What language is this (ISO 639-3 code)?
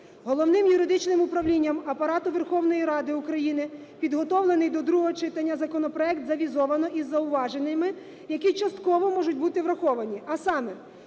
ukr